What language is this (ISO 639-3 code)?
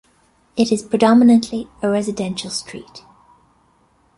eng